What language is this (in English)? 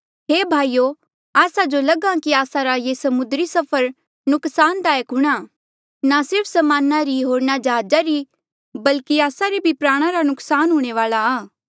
Mandeali